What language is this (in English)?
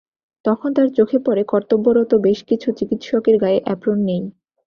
Bangla